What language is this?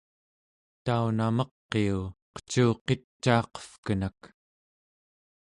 Central Yupik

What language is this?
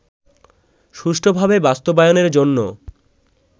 Bangla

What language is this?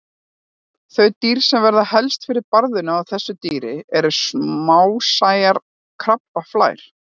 Icelandic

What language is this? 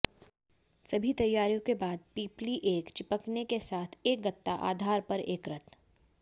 Hindi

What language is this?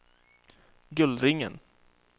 Swedish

